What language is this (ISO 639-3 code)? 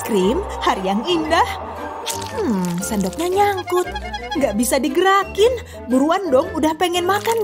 ind